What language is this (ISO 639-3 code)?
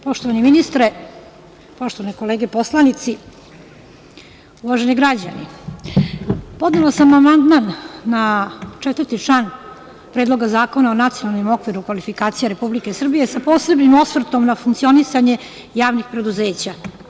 srp